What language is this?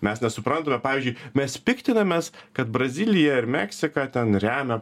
Lithuanian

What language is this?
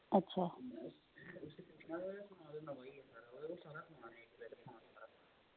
Dogri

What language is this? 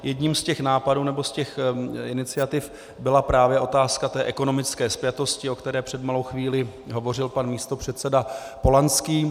Czech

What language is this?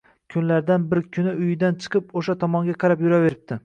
Uzbek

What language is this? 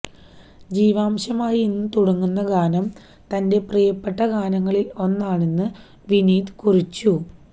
Malayalam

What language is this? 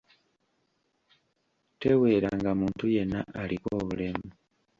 Ganda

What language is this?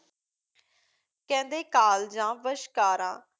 Punjabi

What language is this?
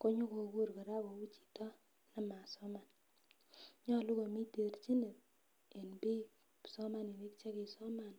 Kalenjin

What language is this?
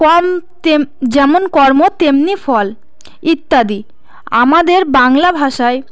Bangla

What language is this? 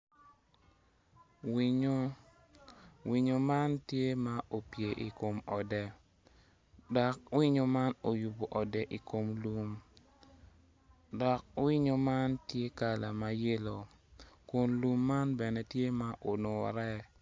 Acoli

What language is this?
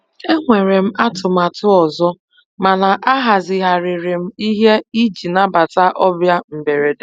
Igbo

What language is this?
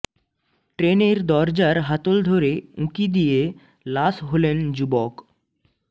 Bangla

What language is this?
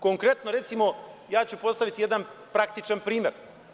Serbian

